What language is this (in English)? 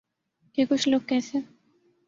Urdu